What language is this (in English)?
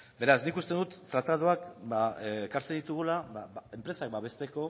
Basque